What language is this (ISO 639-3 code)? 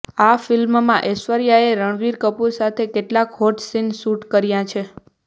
guj